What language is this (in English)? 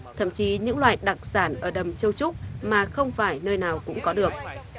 Vietnamese